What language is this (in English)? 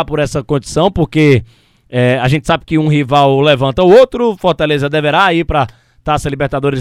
Portuguese